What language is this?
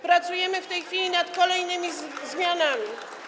Polish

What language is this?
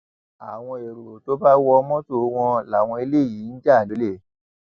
Yoruba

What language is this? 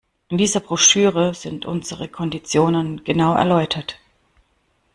German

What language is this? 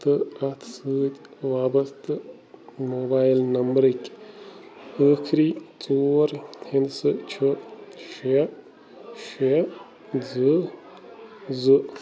Kashmiri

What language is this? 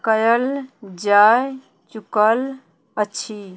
Maithili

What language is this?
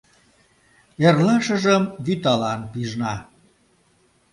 Mari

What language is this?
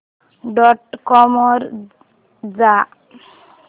Marathi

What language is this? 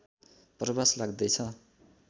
Nepali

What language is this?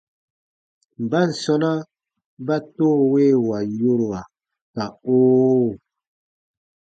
Baatonum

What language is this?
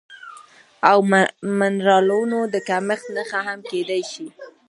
Pashto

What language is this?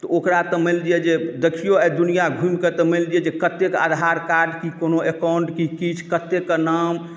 Maithili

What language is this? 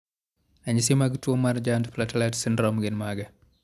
Luo (Kenya and Tanzania)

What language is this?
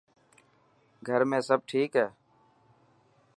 Dhatki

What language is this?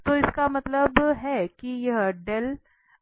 Hindi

